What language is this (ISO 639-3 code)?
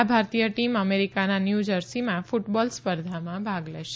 guj